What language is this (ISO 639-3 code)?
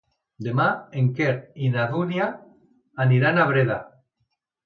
cat